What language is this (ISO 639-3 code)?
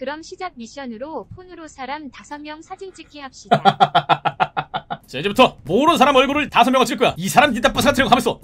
kor